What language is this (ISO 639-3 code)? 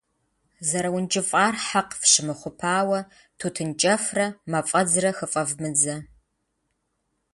kbd